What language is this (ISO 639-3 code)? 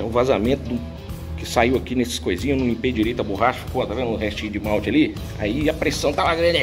por